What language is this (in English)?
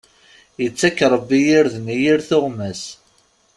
Kabyle